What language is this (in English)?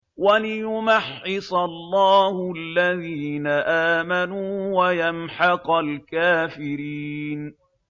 Arabic